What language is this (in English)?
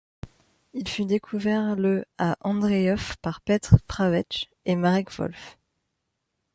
French